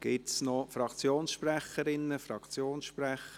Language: Swiss German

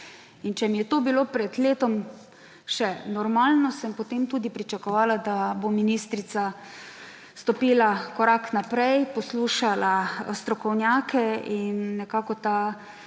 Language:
Slovenian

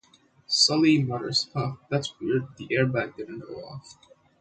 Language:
English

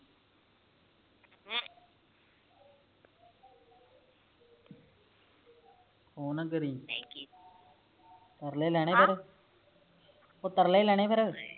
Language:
Punjabi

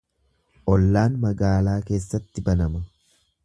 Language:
Oromo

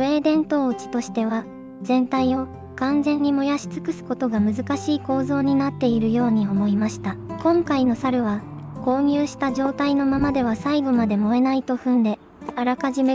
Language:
Japanese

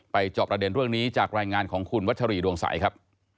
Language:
Thai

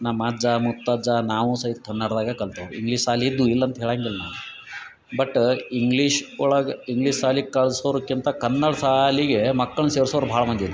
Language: Kannada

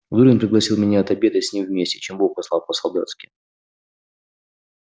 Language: Russian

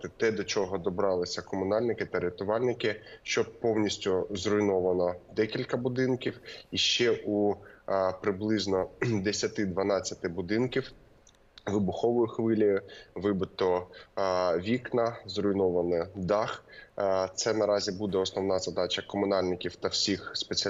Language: Ukrainian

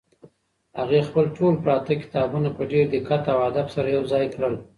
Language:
Pashto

